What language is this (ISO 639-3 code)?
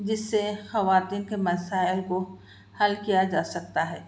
urd